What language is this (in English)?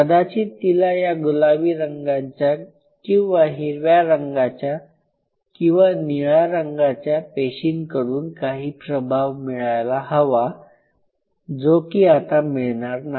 Marathi